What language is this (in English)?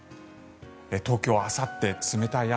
Japanese